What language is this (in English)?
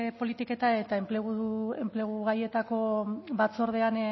Basque